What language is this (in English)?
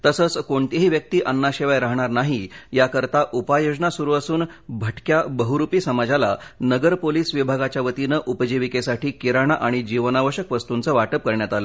Marathi